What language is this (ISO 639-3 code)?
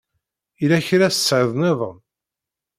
kab